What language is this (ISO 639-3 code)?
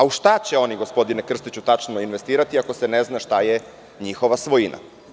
srp